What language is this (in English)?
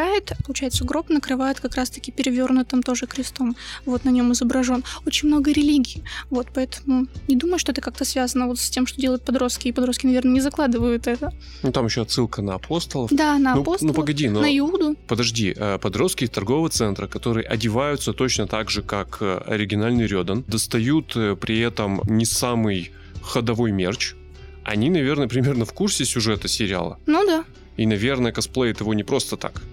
Russian